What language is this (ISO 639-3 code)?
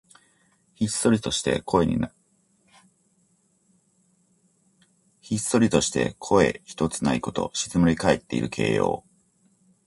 jpn